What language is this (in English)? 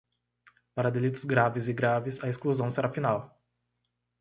Portuguese